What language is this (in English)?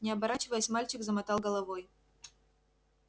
Russian